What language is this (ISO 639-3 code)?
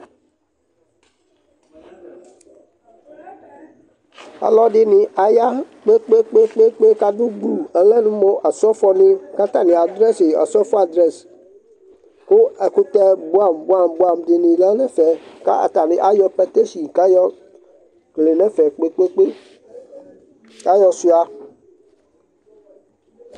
kpo